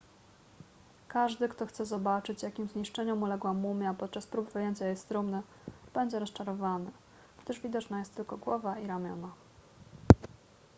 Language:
Polish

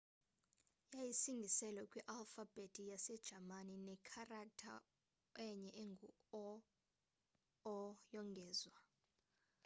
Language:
Xhosa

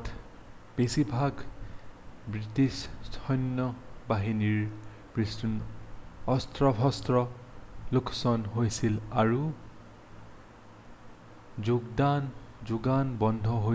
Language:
Assamese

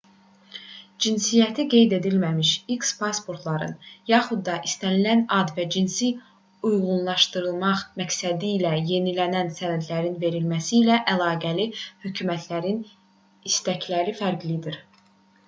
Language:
Azerbaijani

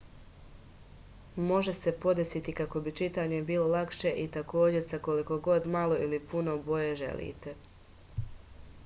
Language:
Serbian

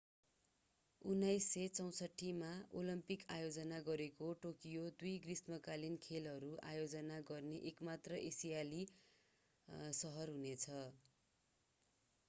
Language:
Nepali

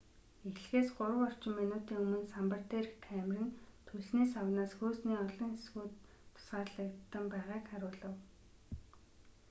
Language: Mongolian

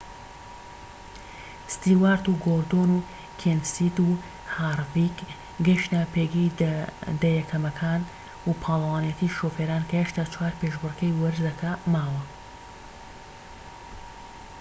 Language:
Central Kurdish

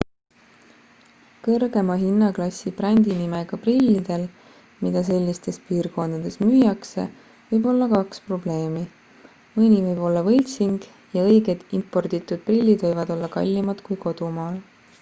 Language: Estonian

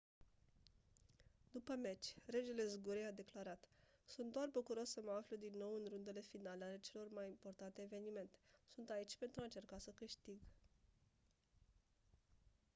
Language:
Romanian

